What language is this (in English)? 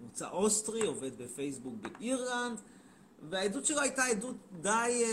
Hebrew